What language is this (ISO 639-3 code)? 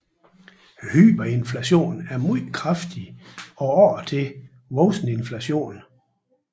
dan